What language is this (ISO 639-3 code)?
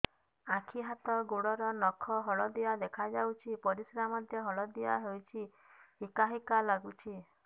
ori